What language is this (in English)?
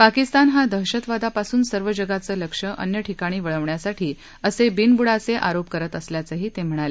Marathi